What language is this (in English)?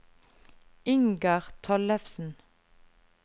Norwegian